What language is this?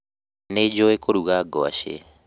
Kikuyu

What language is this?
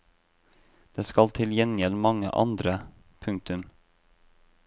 Norwegian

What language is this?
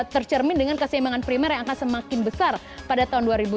Indonesian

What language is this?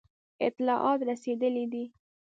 Pashto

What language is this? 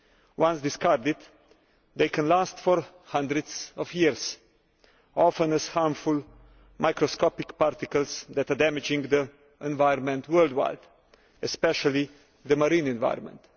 English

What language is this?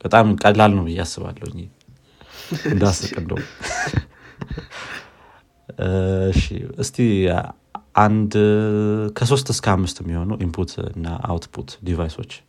Amharic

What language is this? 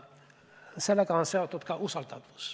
Estonian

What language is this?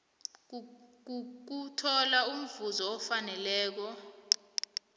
South Ndebele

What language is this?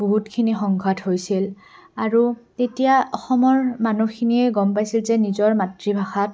Assamese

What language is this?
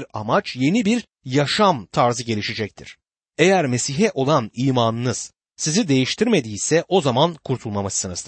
Turkish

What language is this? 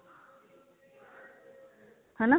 Punjabi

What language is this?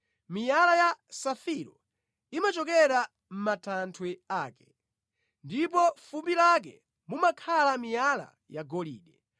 Nyanja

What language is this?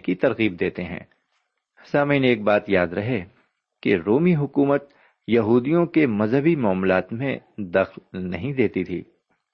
Urdu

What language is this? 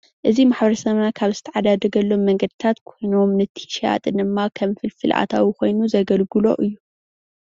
Tigrinya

